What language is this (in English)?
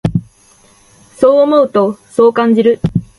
Japanese